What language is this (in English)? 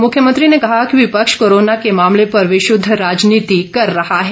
Hindi